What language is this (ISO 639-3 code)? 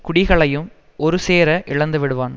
tam